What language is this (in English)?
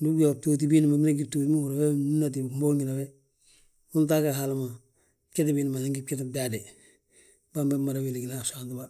Balanta-Ganja